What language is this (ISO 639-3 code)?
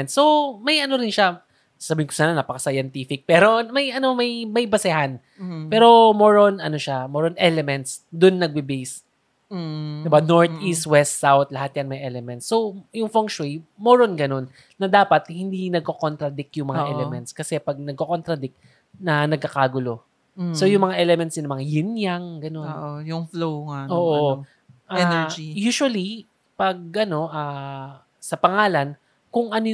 fil